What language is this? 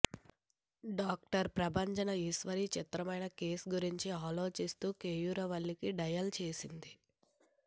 Telugu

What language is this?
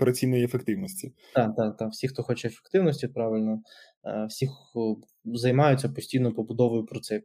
Ukrainian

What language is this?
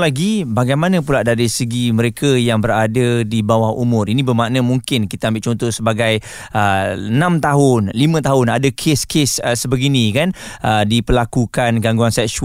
Malay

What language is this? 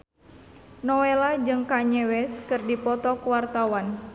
Sundanese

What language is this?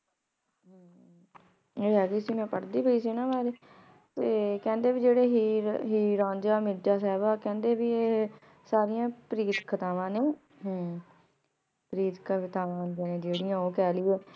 Punjabi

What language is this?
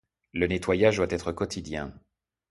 French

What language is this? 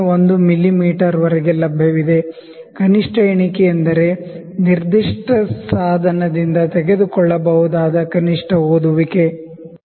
Kannada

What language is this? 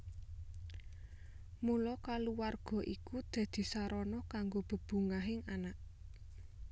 Javanese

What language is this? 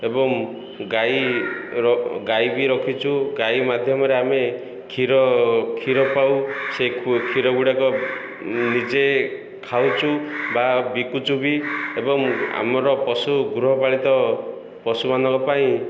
Odia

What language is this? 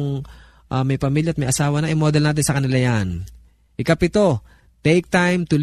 Filipino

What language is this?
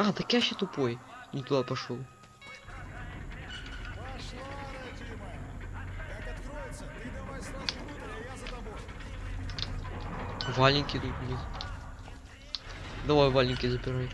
Russian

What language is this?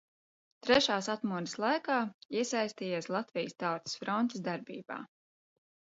Latvian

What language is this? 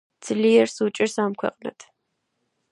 Georgian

